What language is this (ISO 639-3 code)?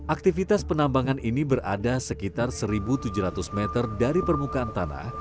ind